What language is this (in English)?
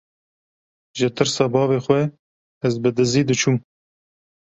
Kurdish